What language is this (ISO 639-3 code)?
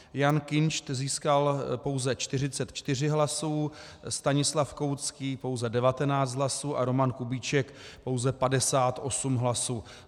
ces